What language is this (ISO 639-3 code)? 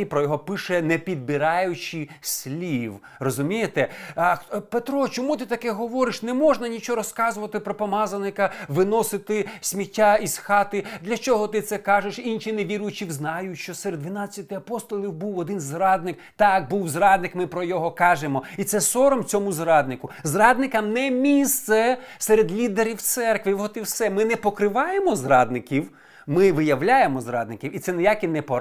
ukr